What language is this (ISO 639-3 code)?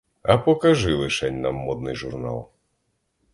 ukr